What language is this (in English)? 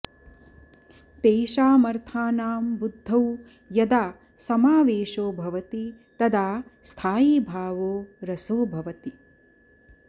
Sanskrit